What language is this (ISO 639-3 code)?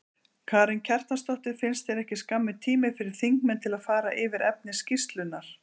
isl